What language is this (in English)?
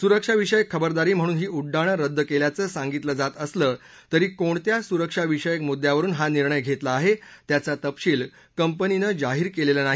Marathi